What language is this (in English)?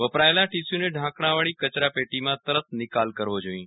Gujarati